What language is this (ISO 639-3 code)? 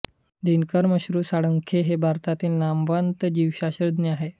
mar